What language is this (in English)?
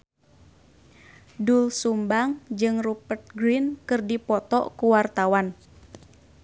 Sundanese